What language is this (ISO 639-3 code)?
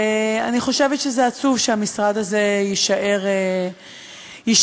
heb